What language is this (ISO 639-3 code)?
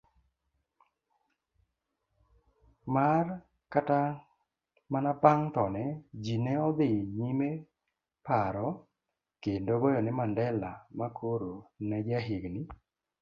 luo